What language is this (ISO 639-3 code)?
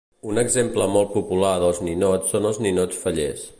cat